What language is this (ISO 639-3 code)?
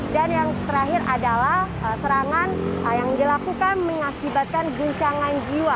ind